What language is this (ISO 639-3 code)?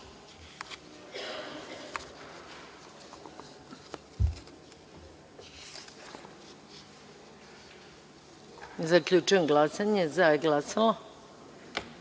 srp